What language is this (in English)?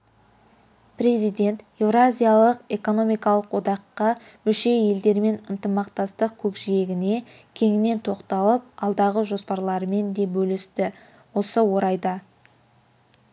Kazakh